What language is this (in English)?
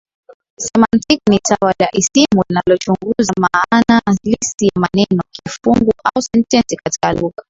Swahili